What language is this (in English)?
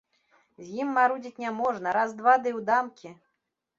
Belarusian